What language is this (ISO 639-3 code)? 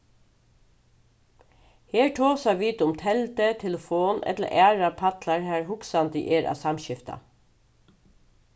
fao